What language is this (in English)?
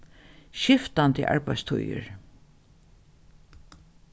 Faroese